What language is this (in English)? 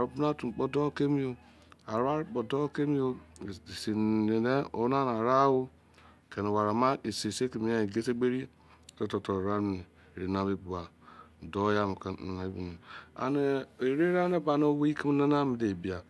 Izon